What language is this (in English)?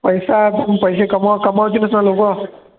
Marathi